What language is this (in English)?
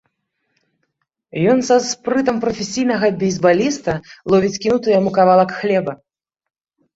Belarusian